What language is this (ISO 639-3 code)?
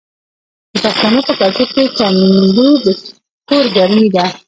pus